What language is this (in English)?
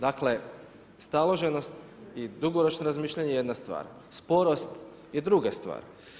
Croatian